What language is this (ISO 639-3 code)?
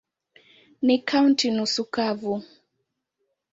swa